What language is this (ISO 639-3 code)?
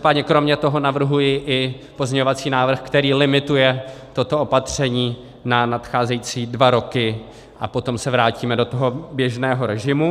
ces